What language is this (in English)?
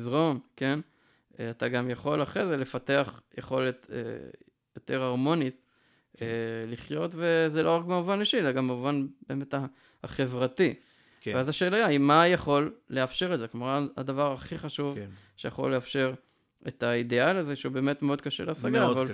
Hebrew